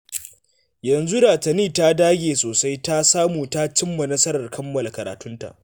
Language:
Hausa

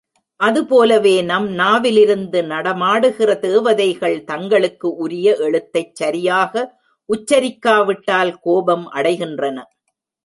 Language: Tamil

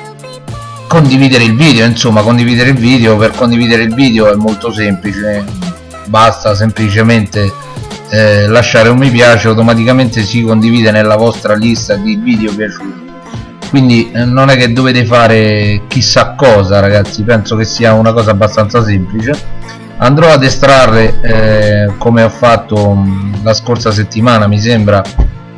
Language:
Italian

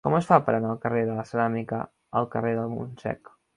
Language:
Catalan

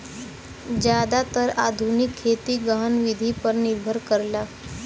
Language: Bhojpuri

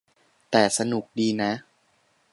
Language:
Thai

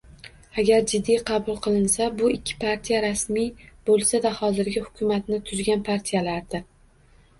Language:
Uzbek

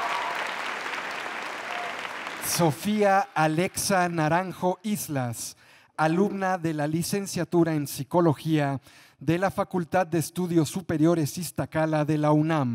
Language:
Spanish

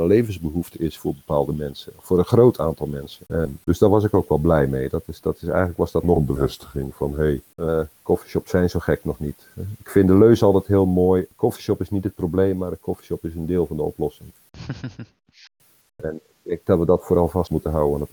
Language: Dutch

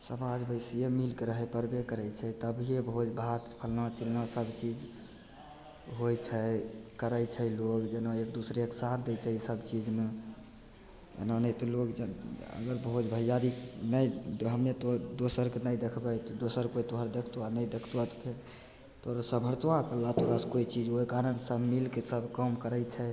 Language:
Maithili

